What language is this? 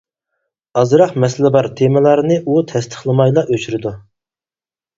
Uyghur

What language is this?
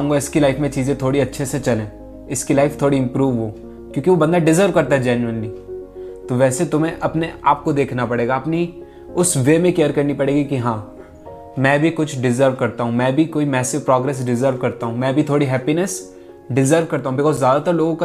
Hindi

